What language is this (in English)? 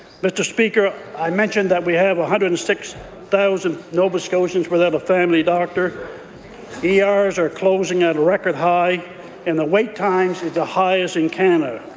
English